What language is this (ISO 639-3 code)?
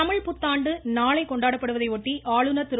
tam